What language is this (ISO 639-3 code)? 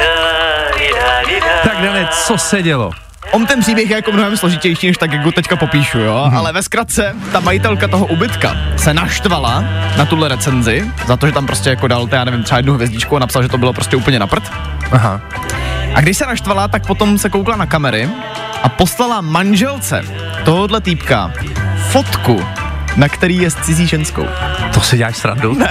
ces